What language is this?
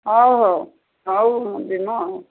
Odia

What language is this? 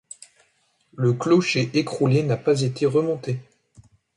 French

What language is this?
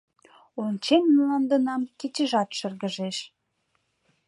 Mari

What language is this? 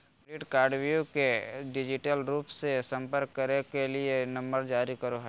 Magahi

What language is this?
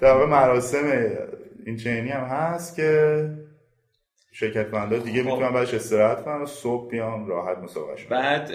Persian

